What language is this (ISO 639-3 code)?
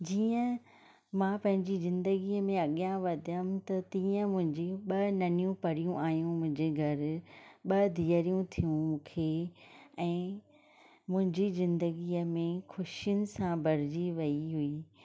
snd